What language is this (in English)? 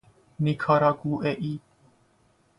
Persian